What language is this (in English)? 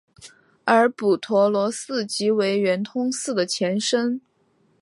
Chinese